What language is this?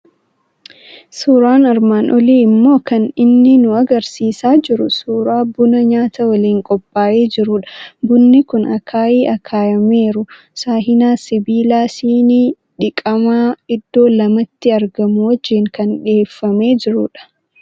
Oromo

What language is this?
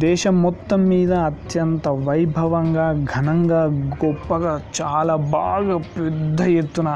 Telugu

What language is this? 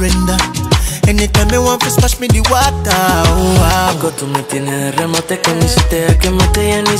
Romanian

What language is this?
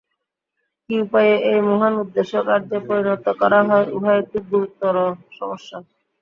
Bangla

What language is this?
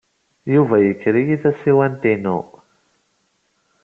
Kabyle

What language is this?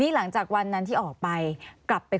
Thai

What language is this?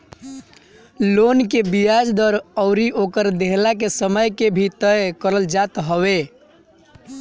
Bhojpuri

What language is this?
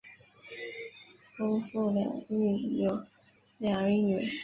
Chinese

